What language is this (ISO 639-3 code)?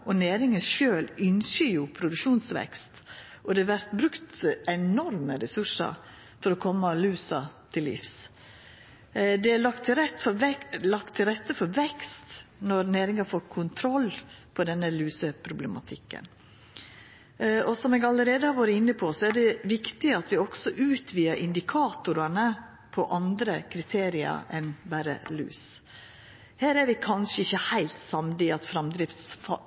nno